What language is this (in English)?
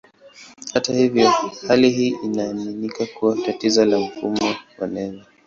Swahili